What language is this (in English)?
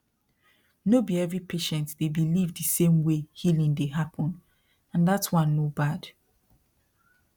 Nigerian Pidgin